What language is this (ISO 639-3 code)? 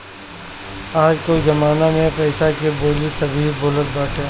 bho